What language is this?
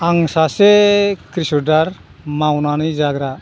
Bodo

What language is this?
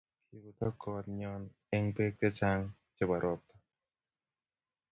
Kalenjin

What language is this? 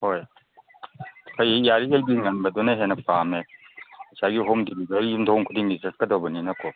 Manipuri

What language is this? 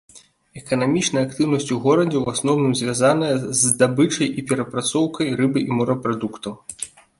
Belarusian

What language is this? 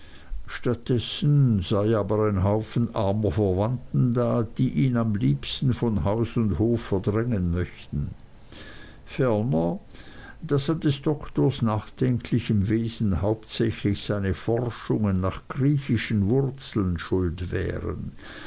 German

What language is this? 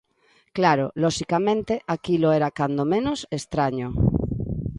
Galician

